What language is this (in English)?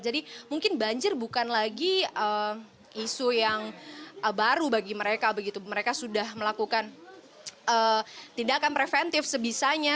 Indonesian